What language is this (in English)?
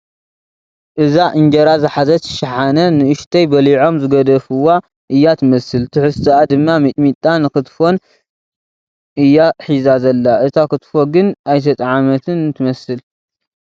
Tigrinya